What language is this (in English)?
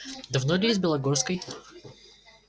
Russian